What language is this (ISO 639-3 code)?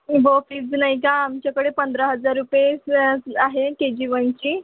mar